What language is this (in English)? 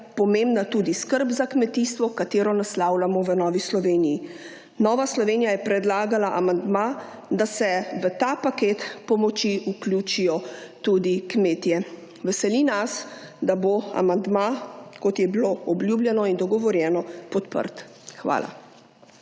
Slovenian